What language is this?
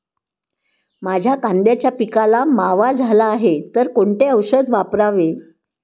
Marathi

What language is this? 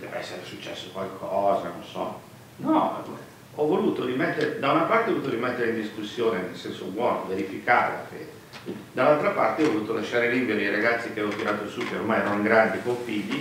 Italian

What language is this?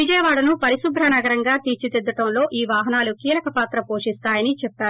Telugu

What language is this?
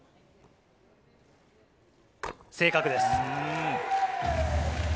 Japanese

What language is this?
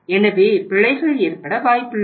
Tamil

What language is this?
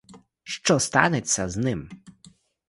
Ukrainian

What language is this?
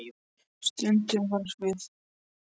Icelandic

